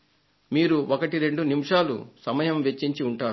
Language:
Telugu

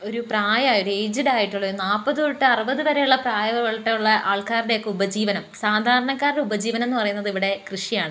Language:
Malayalam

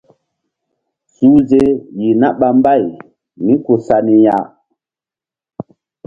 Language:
Mbum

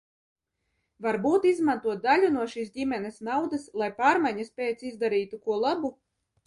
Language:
Latvian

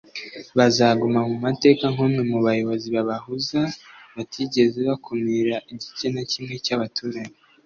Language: Kinyarwanda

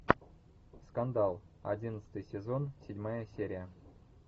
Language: Russian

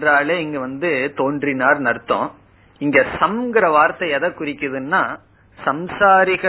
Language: Tamil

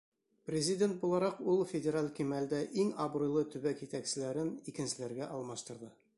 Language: Bashkir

